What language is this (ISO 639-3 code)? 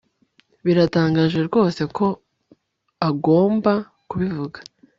kin